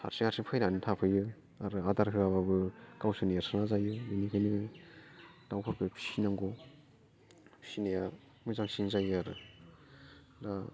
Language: Bodo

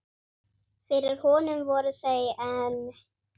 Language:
Icelandic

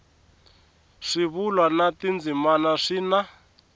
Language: Tsonga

